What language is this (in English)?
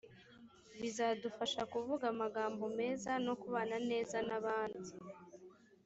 Kinyarwanda